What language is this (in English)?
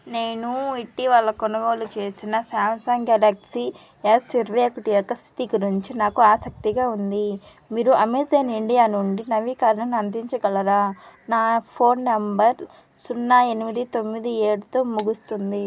Telugu